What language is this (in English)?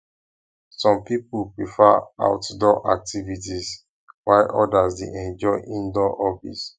Nigerian Pidgin